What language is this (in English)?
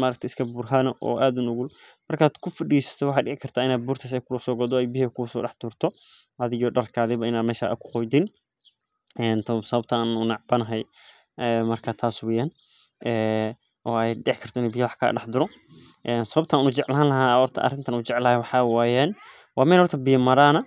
Somali